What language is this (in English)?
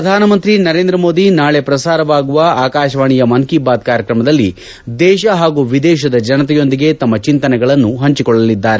Kannada